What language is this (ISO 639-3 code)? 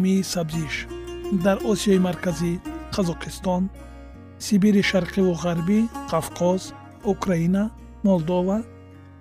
fas